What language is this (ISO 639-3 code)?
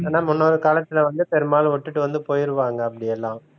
tam